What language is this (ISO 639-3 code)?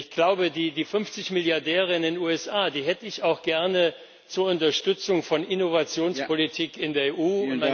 deu